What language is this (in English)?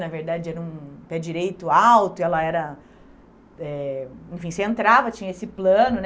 Portuguese